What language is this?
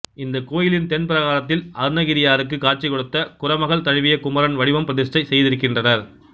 Tamil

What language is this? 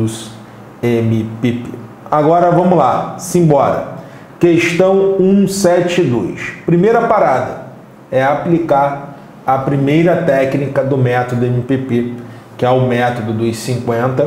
Portuguese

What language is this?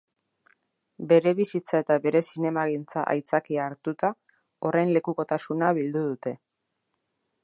Basque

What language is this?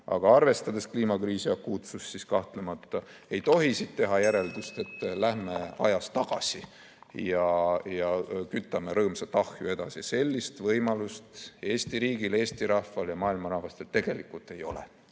Estonian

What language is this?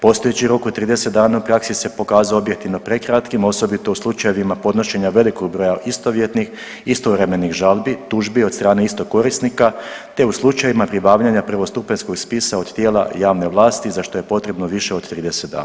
Croatian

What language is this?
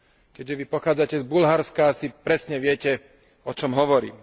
Slovak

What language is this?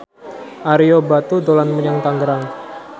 Javanese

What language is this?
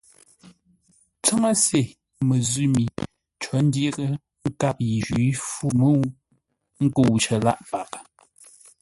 Ngombale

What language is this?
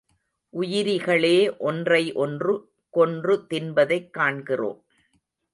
Tamil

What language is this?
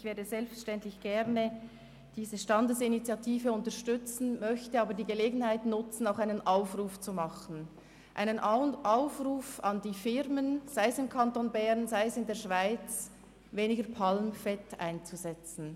Swiss German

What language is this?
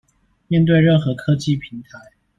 Chinese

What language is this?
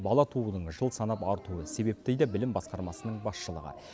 Kazakh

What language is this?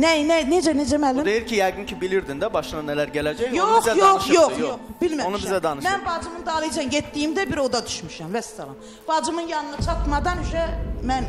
Turkish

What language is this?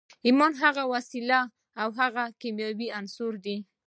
Pashto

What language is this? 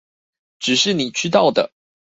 Chinese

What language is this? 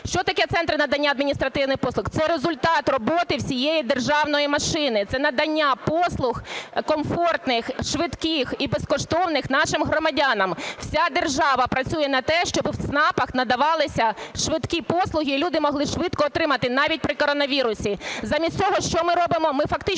Ukrainian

